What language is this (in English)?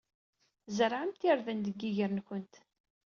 Kabyle